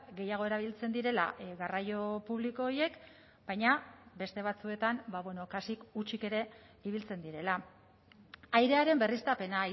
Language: Basque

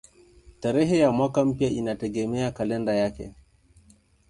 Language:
Swahili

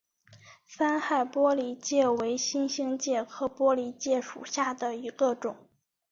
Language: Chinese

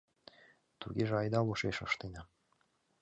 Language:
Mari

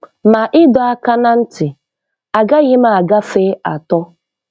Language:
Igbo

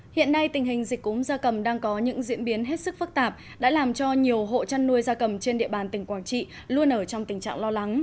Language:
Vietnamese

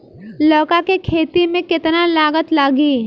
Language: Bhojpuri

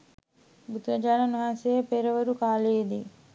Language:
Sinhala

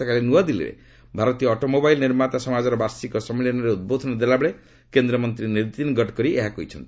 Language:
Odia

